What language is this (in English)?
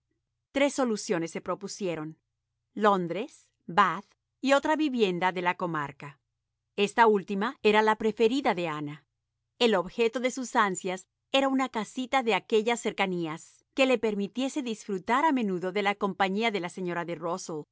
Spanish